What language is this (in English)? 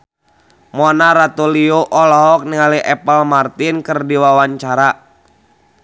Sundanese